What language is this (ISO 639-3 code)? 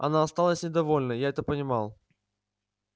rus